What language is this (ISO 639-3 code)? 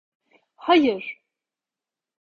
tur